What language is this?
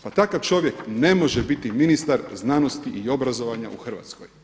Croatian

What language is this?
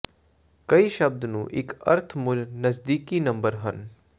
Punjabi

